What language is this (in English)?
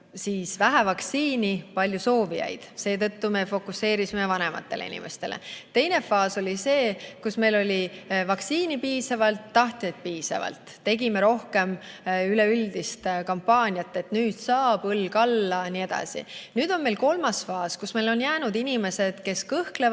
Estonian